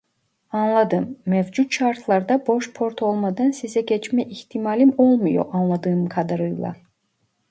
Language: Turkish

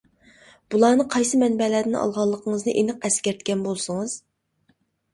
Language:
Uyghur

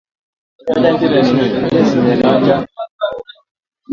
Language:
Swahili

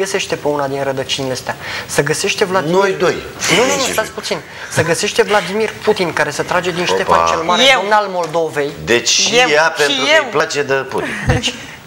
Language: Romanian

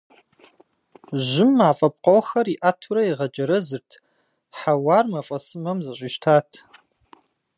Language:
Kabardian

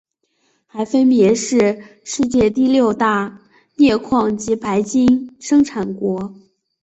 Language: Chinese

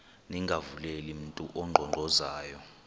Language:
Xhosa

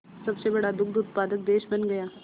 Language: Hindi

